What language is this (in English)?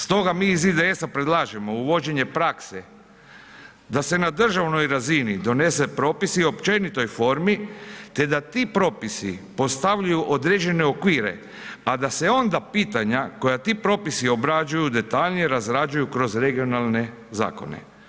Croatian